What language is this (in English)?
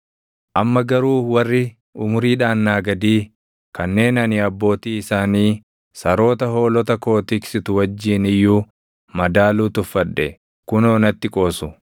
Oromo